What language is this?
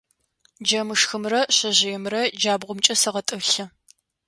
Adyghe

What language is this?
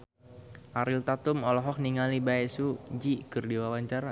Sundanese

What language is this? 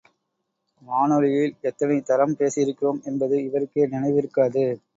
Tamil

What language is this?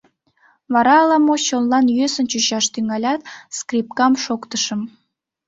Mari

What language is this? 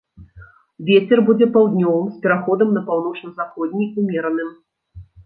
Belarusian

